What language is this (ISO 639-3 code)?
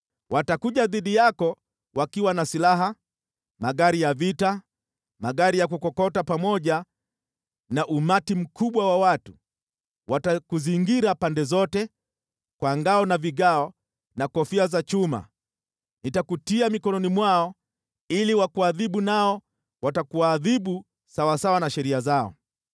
swa